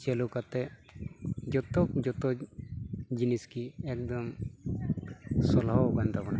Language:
Santali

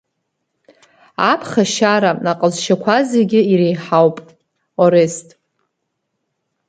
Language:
Abkhazian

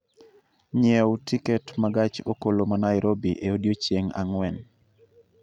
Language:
Luo (Kenya and Tanzania)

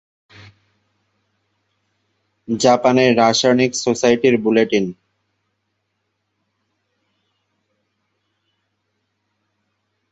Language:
Bangla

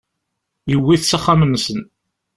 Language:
Kabyle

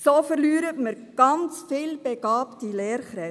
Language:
Swiss German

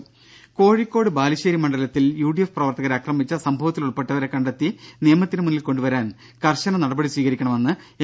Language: Malayalam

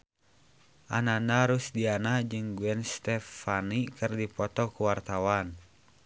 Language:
Sundanese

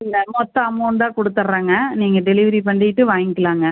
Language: Tamil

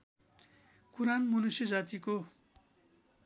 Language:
Nepali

